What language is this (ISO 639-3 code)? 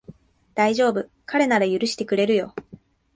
jpn